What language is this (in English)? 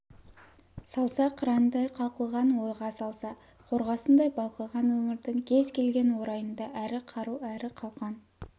Kazakh